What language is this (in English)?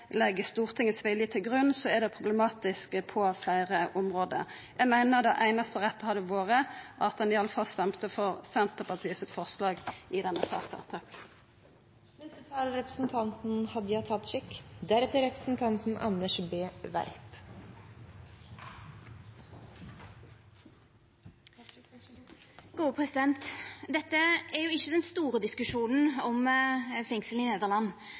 Norwegian Nynorsk